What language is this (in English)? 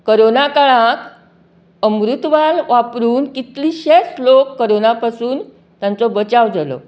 Konkani